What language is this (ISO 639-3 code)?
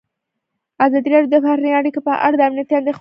pus